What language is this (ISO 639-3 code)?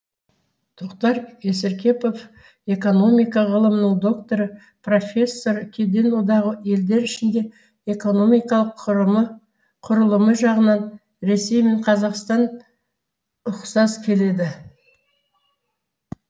kaz